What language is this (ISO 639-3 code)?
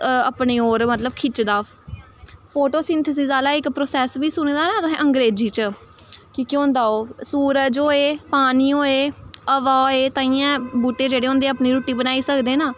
doi